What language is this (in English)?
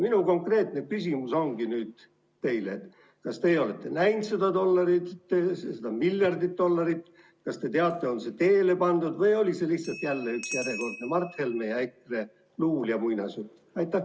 Estonian